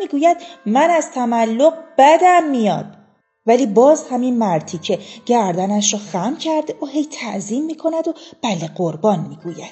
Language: Persian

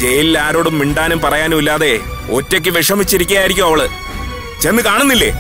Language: Malayalam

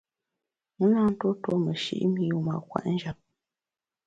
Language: Bamun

